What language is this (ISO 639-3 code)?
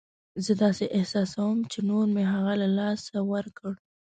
pus